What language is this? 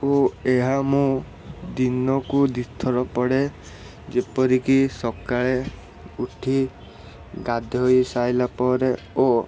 Odia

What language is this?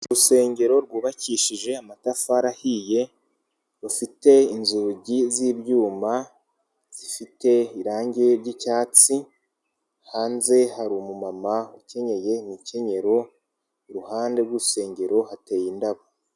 Kinyarwanda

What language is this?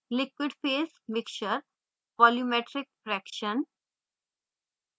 Hindi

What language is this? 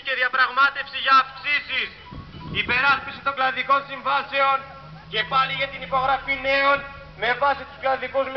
Greek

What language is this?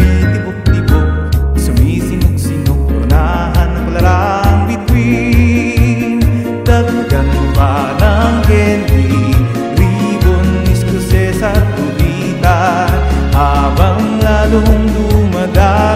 Indonesian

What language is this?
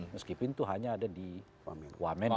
Indonesian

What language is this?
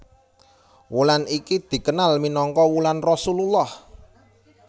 Javanese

